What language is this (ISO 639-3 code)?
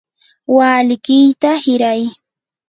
qur